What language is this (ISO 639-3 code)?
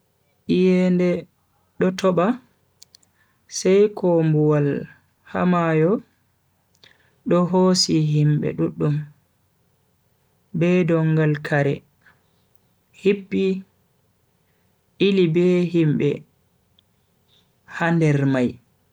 fui